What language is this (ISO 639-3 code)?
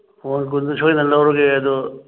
mni